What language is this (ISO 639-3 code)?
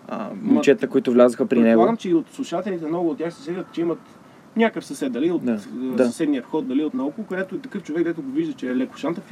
bul